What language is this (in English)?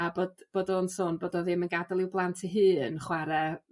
Welsh